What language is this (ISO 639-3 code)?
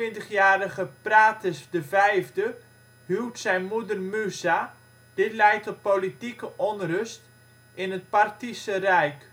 nld